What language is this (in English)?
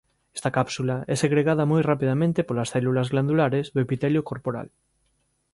Galician